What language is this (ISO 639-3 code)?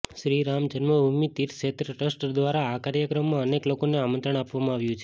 guj